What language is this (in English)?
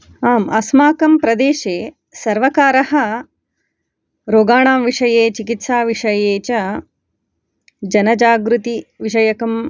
Sanskrit